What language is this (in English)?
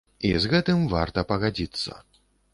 Belarusian